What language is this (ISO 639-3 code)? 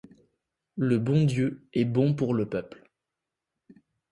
fra